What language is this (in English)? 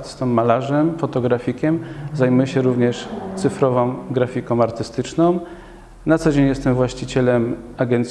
Polish